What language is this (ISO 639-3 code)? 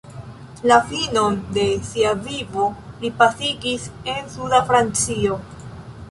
epo